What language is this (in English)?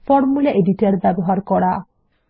Bangla